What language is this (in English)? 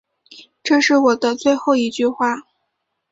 Chinese